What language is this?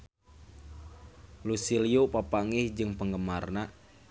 Sundanese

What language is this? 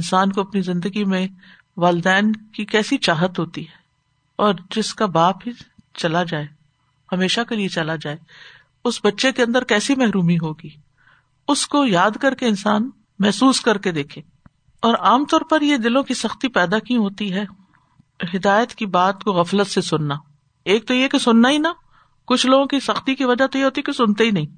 Urdu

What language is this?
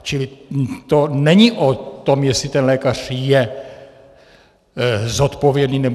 Czech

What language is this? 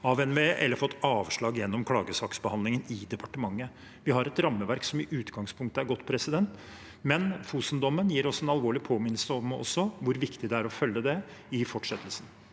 Norwegian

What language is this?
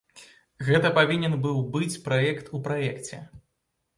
Belarusian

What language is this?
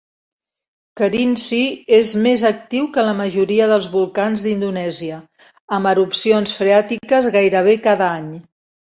Catalan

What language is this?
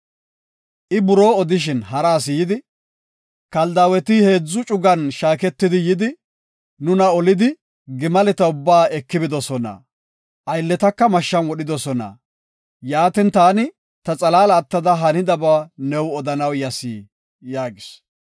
Gofa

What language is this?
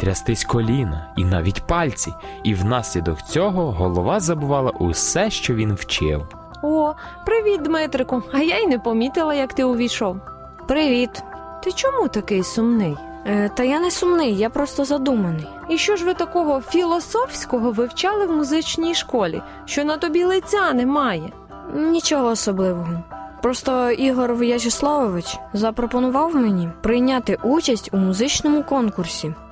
Ukrainian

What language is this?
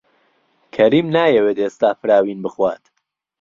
Central Kurdish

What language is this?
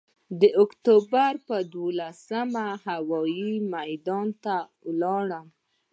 Pashto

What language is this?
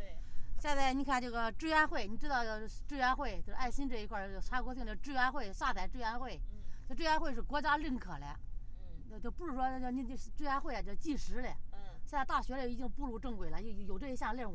Chinese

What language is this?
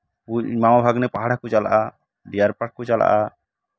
Santali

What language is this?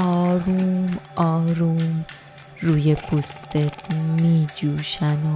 Persian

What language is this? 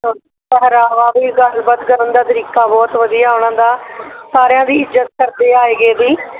Punjabi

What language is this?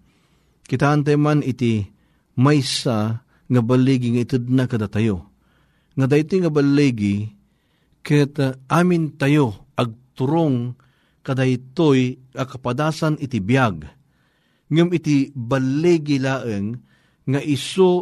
Filipino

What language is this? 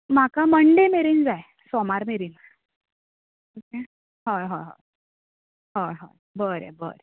Konkani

